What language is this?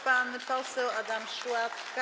Polish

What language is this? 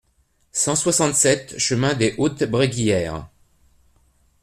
French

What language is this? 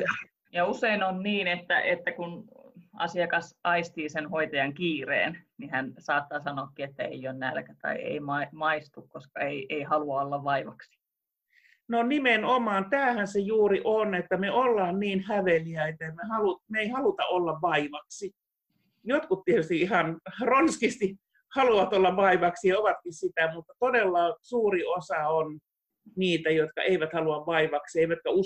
Finnish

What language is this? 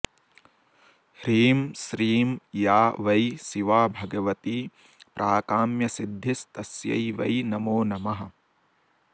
Sanskrit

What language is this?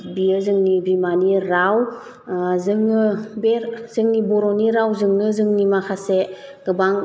Bodo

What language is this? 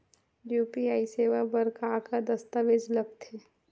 Chhattisgarhi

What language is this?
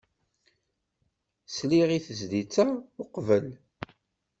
Kabyle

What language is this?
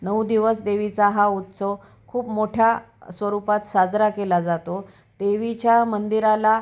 Marathi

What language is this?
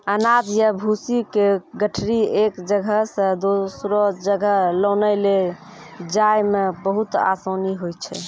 Maithili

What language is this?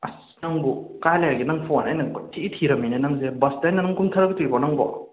Manipuri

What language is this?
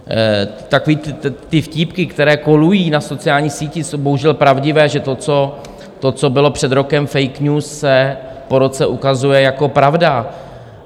Czech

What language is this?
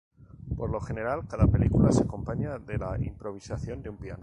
Spanish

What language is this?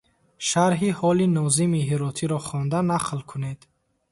Tajik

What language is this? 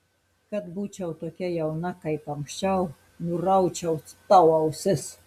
Lithuanian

